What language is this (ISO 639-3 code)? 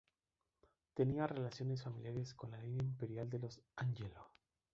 spa